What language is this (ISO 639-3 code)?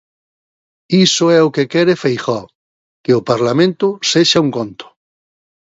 glg